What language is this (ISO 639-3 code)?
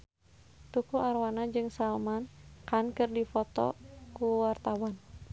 sun